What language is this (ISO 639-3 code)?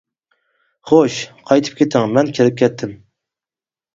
uig